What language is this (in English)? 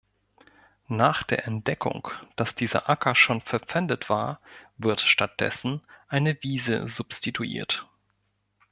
German